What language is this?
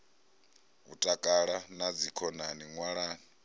Venda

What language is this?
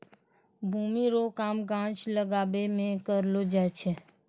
Maithili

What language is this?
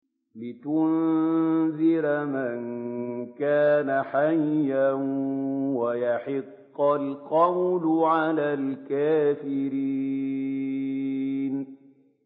Arabic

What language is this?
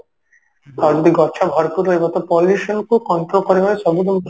Odia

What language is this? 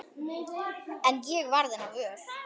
Icelandic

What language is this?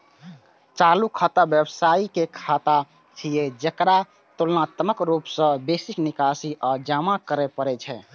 Maithili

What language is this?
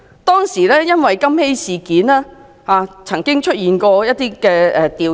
Cantonese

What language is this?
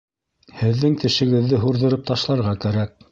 Bashkir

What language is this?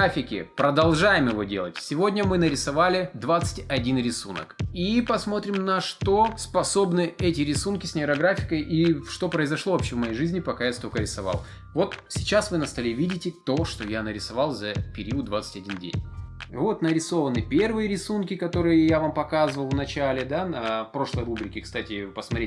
Russian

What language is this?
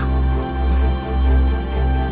Indonesian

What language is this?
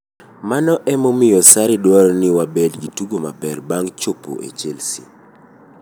Luo (Kenya and Tanzania)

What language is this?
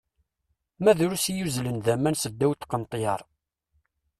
Kabyle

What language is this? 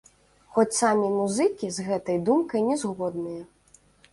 Belarusian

